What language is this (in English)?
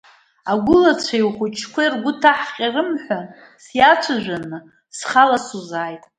Abkhazian